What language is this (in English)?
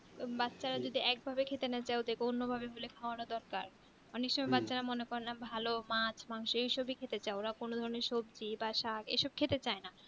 Bangla